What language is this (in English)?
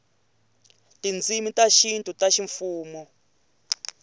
Tsonga